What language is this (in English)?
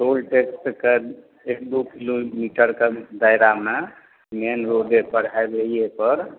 Maithili